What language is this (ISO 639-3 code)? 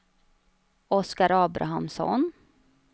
swe